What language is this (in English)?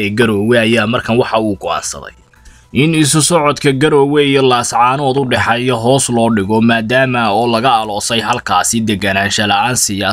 Arabic